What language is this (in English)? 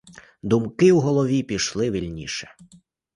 Ukrainian